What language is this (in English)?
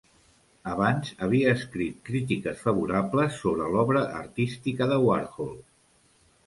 Catalan